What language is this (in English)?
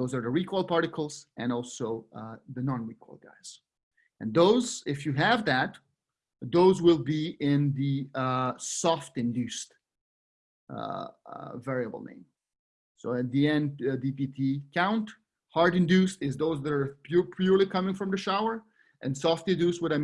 English